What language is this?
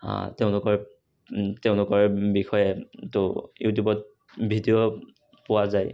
Assamese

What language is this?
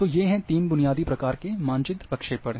Hindi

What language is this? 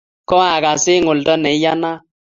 Kalenjin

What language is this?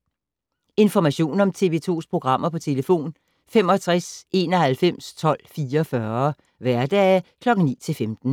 Danish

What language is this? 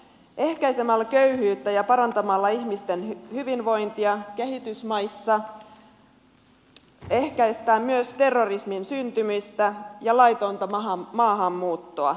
Finnish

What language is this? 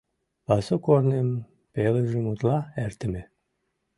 Mari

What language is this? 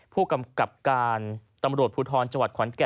Thai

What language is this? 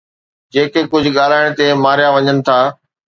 Sindhi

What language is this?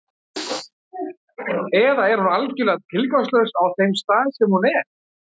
Icelandic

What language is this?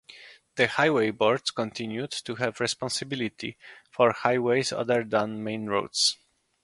English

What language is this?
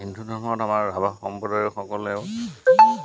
Assamese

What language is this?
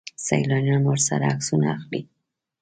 Pashto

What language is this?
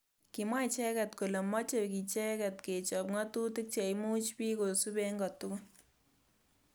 Kalenjin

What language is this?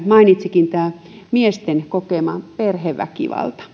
Finnish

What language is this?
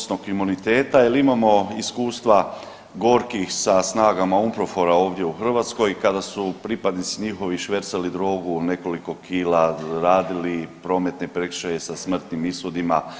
Croatian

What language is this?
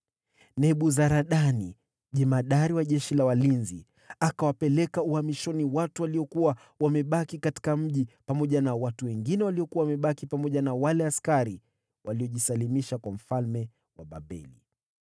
Swahili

